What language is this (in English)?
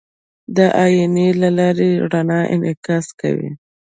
Pashto